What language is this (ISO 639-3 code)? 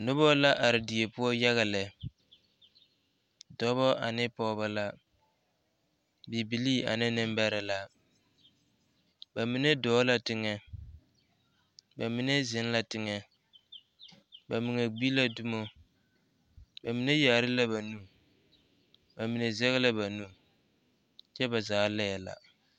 dga